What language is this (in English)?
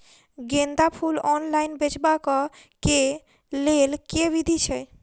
Maithili